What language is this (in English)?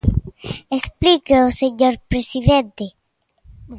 Galician